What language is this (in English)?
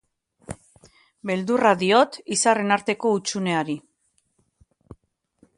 Basque